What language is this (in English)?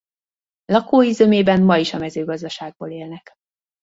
Hungarian